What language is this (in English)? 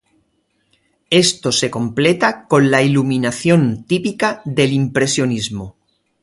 Spanish